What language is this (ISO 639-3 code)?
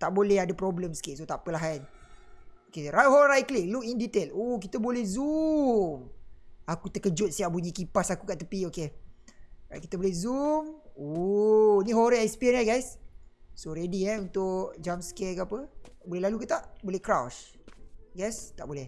msa